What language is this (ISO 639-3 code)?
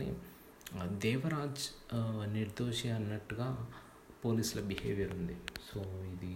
tel